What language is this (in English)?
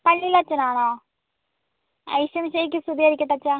Malayalam